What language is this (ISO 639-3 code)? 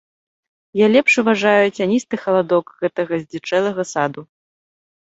bel